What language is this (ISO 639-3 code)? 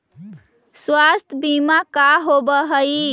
mag